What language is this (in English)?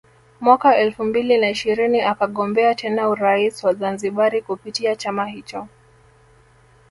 Swahili